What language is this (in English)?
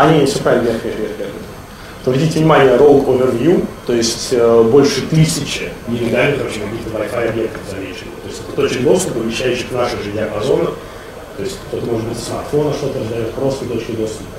Russian